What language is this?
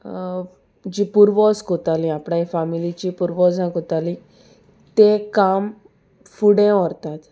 Konkani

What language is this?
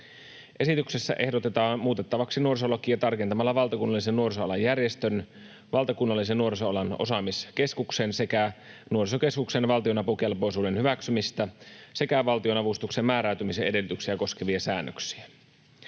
Finnish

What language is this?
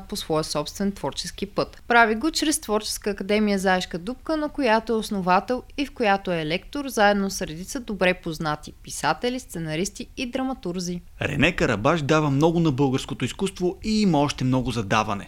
Bulgarian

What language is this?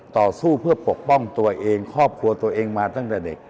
Thai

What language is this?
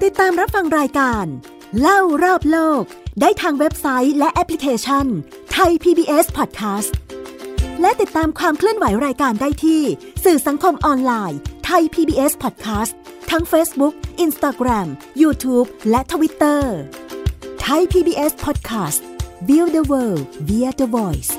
Thai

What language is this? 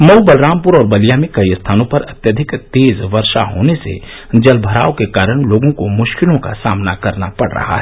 Hindi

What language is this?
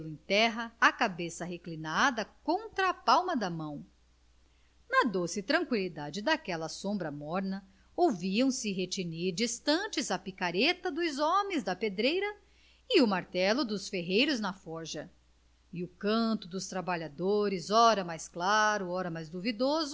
Portuguese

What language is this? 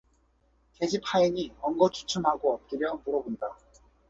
Korean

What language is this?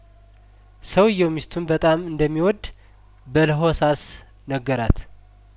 Amharic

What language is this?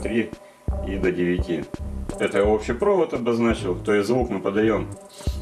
Russian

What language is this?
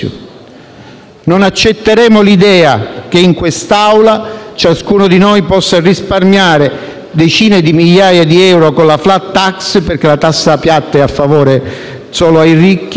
Italian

